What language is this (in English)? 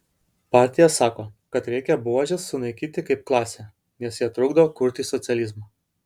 Lithuanian